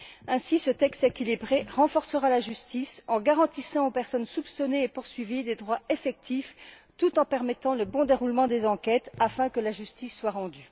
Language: French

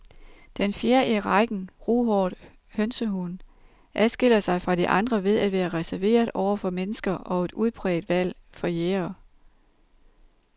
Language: Danish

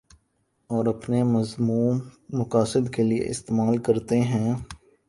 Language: Urdu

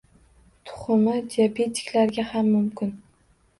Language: Uzbek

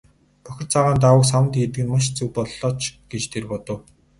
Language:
Mongolian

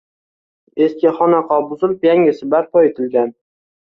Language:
Uzbek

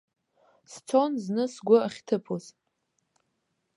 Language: Abkhazian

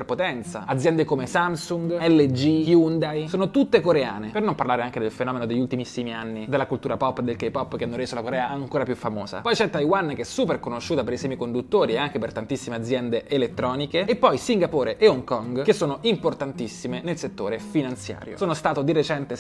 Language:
Italian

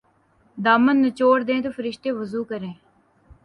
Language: Urdu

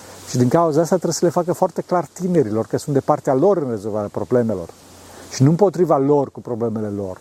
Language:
Romanian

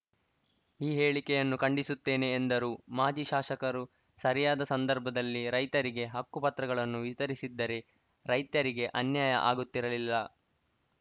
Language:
Kannada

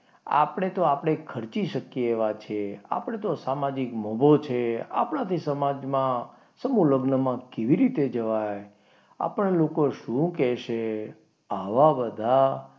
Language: Gujarati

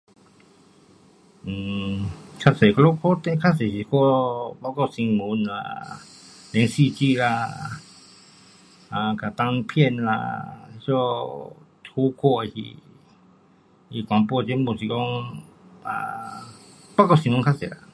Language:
Pu-Xian Chinese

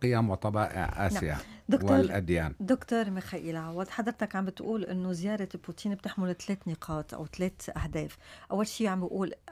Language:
Arabic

